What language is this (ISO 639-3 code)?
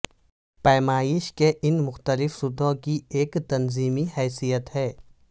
urd